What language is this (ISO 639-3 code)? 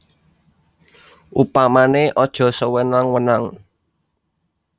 jav